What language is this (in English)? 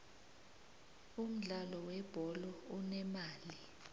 South Ndebele